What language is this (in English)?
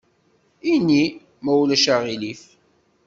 Kabyle